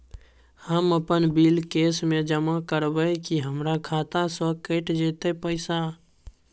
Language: Maithili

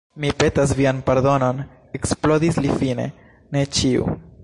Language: Esperanto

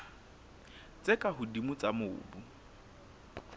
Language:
Southern Sotho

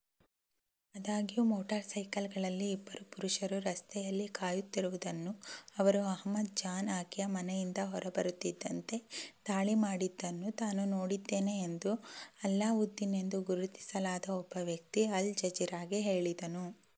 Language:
Kannada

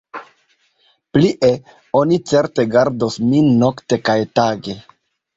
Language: Esperanto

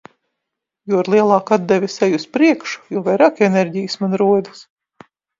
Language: Latvian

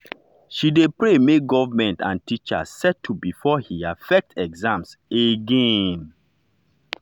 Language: Nigerian Pidgin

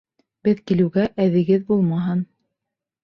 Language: Bashkir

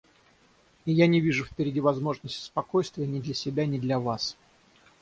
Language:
Russian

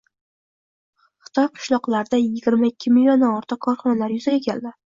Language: Uzbek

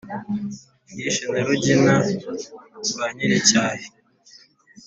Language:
Kinyarwanda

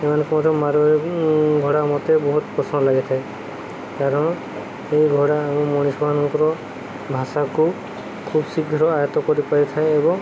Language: Odia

